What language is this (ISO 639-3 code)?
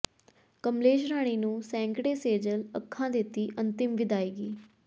pan